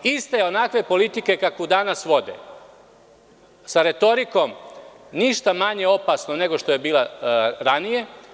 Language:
Serbian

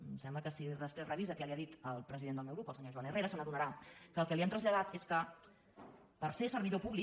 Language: Catalan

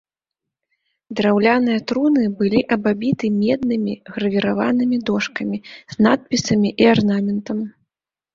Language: Belarusian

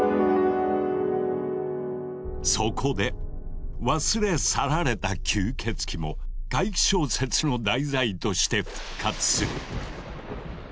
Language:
Japanese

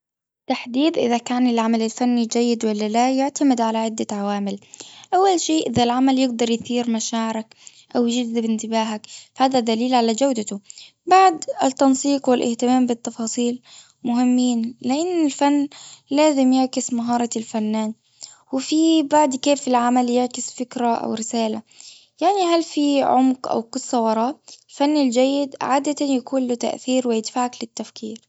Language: Gulf Arabic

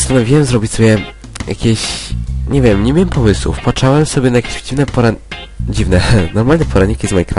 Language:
Polish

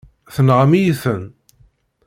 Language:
Kabyle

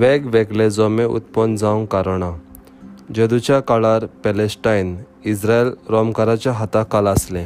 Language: Marathi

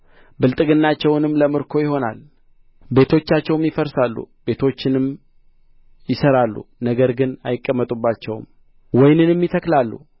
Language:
Amharic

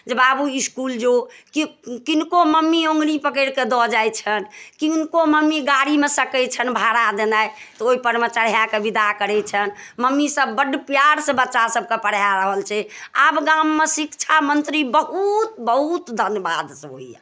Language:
Maithili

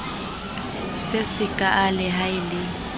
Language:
Southern Sotho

